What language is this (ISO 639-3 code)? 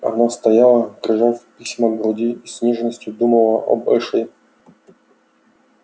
rus